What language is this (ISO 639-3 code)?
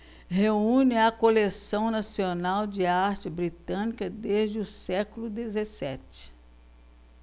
por